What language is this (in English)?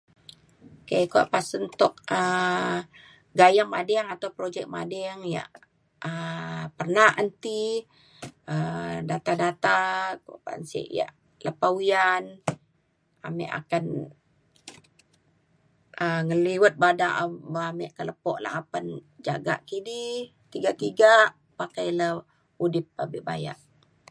Mainstream Kenyah